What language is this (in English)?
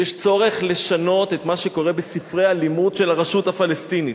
Hebrew